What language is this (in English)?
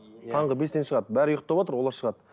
Kazakh